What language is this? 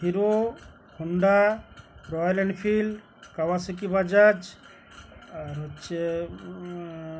Bangla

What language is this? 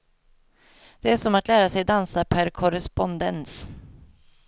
Swedish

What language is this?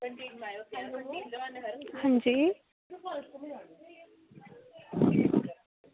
Dogri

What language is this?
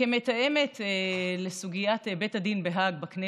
Hebrew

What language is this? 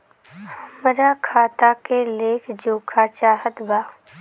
Bhojpuri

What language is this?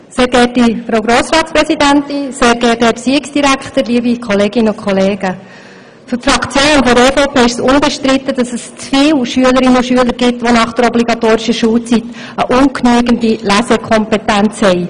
Swiss German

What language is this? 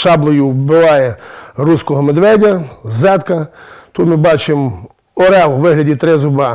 Ukrainian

